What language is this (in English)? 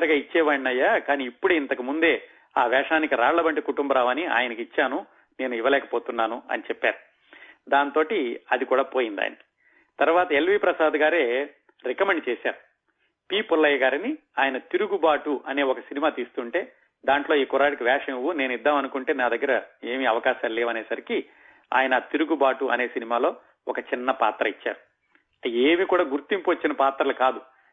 Telugu